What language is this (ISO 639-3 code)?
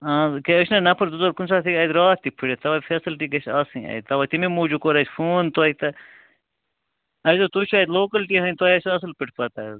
kas